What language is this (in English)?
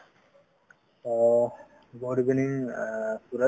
Assamese